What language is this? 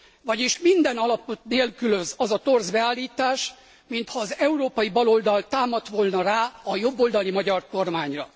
Hungarian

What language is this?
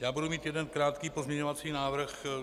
Czech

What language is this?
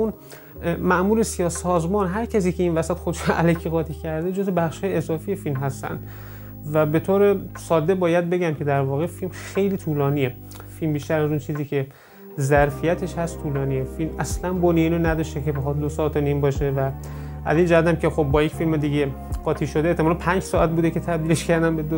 Persian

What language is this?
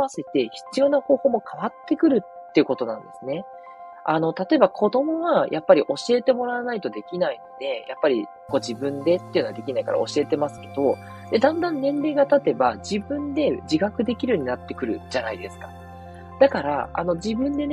Japanese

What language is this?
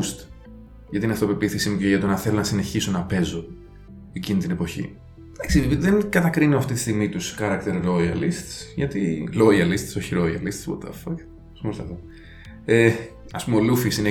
Greek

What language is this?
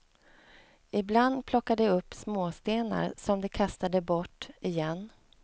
Swedish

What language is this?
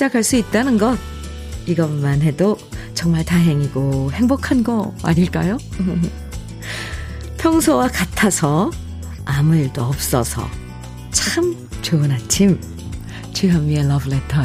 Korean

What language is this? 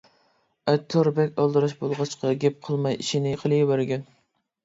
Uyghur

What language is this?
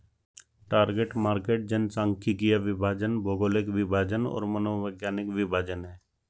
Hindi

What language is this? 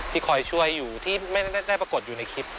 Thai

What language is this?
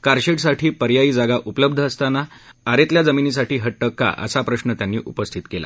Marathi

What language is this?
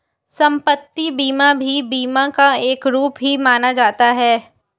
Hindi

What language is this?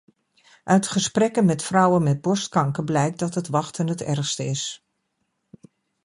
Dutch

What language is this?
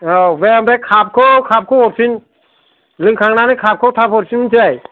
Bodo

